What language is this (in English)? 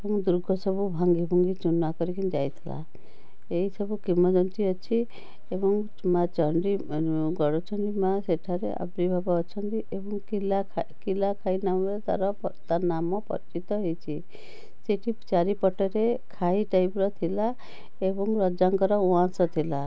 Odia